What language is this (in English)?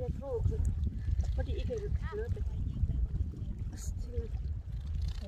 Thai